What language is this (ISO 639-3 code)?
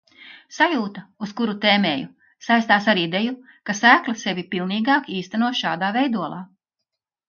lav